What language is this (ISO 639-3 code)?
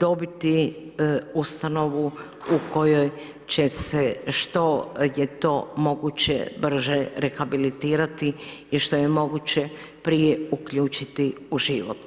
hrv